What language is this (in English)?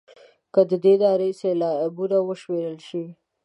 Pashto